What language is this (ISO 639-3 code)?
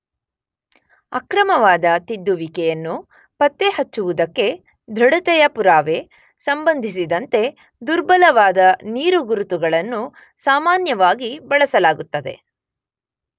kan